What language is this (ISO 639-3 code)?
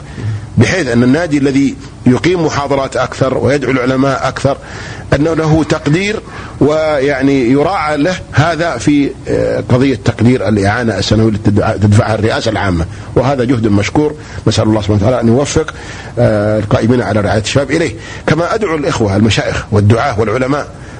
ara